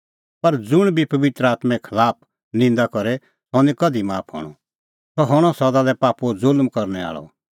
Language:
Kullu Pahari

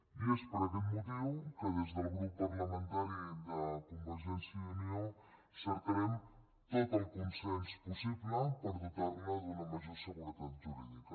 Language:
Catalan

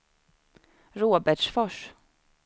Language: Swedish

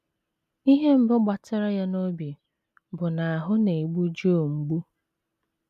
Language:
Igbo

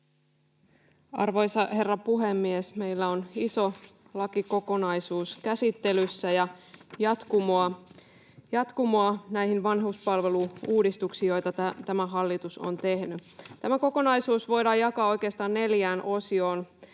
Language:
Finnish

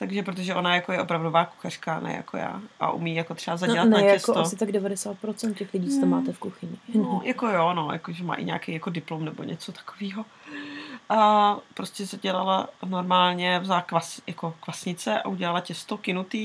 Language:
Czech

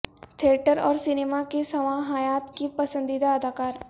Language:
Urdu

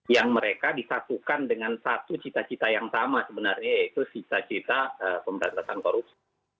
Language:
Indonesian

